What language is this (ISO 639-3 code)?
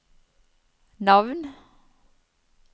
nor